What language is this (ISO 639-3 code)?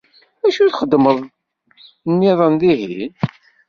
kab